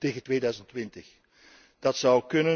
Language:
Dutch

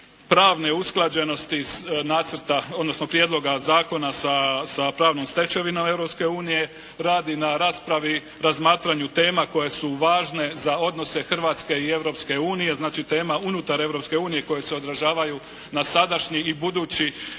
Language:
Croatian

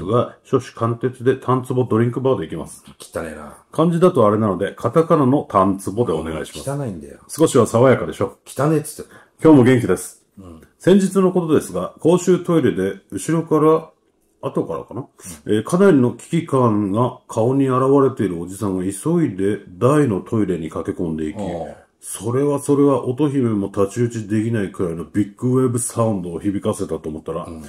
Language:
Japanese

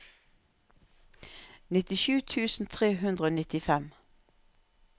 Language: Norwegian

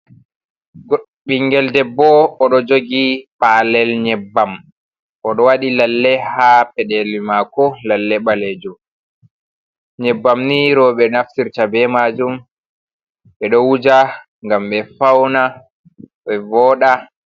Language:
Fula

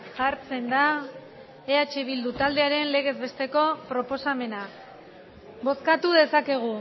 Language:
Basque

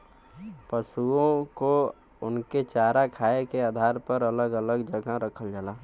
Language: Bhojpuri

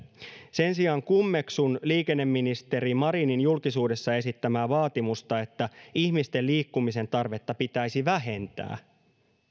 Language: Finnish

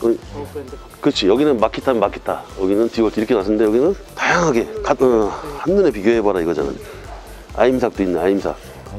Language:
Korean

